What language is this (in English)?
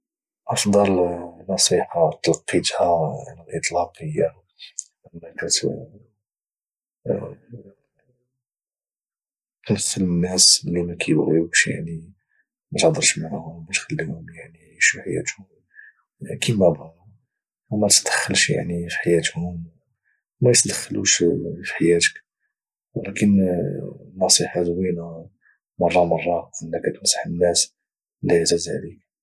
Moroccan Arabic